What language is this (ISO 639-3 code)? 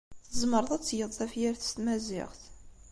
kab